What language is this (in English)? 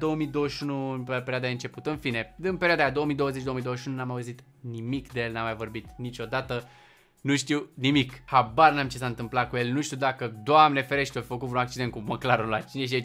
Romanian